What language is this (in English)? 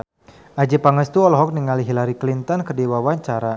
Sundanese